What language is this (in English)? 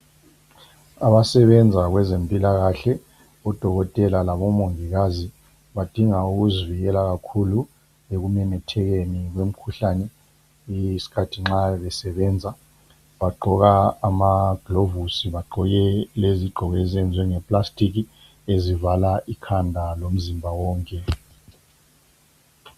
North Ndebele